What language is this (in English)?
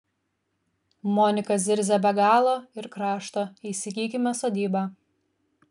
Lithuanian